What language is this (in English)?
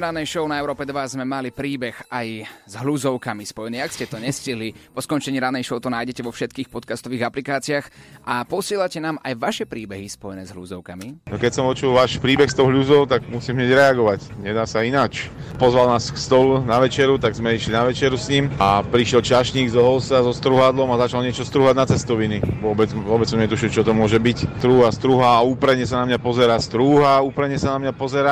Slovak